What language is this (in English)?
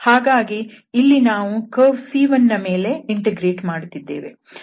Kannada